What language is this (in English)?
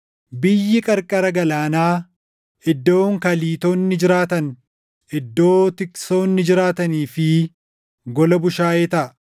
Oromo